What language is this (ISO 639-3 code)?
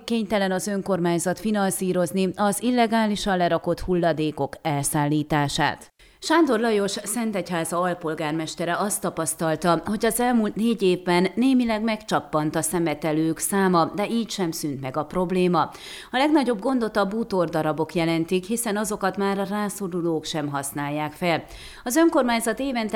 hun